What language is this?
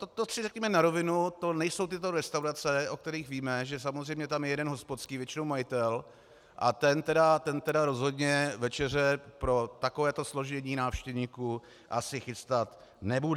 Czech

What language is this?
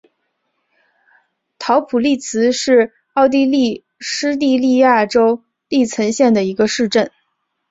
Chinese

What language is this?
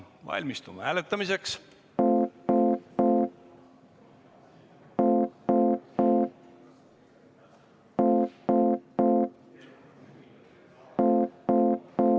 Estonian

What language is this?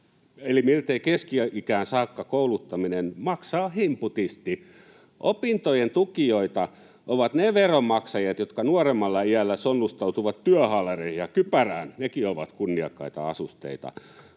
Finnish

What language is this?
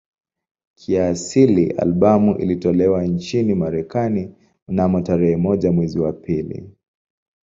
Swahili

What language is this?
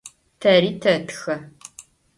Adyghe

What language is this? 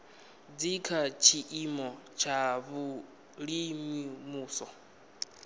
Venda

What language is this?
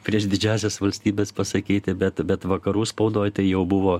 Lithuanian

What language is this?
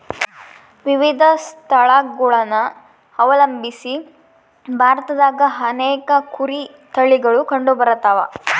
Kannada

